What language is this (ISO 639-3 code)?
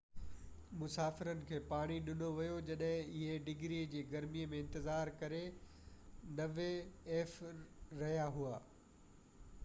snd